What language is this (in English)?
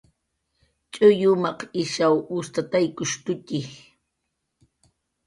Jaqaru